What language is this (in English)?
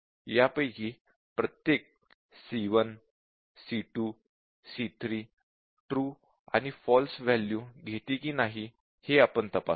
Marathi